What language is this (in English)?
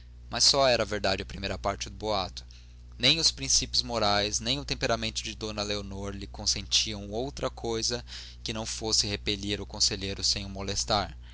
Portuguese